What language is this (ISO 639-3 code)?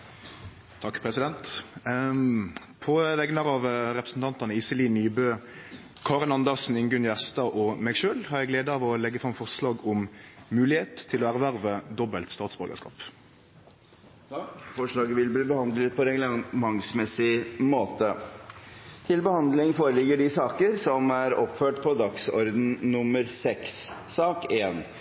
nor